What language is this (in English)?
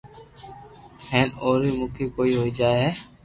Loarki